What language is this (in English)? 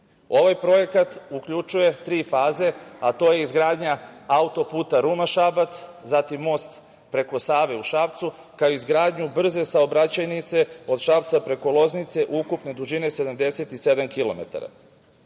Serbian